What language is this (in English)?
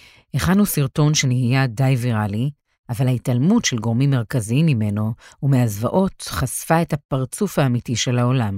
Hebrew